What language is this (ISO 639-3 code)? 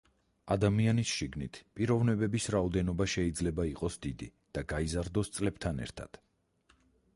kat